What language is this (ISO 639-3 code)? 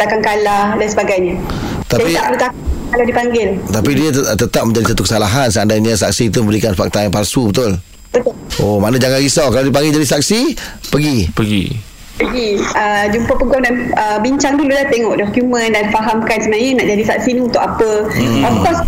msa